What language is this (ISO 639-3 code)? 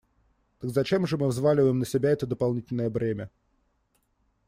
rus